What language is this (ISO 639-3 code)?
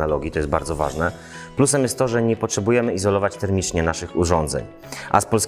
pol